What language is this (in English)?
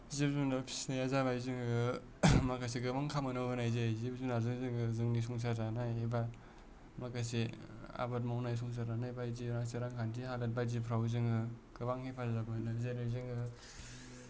Bodo